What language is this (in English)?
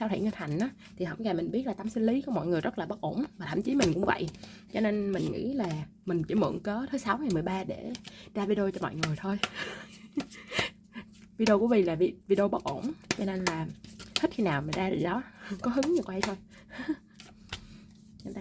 Vietnamese